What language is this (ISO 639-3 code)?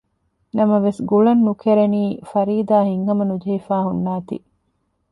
div